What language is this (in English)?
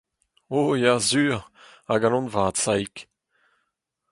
Breton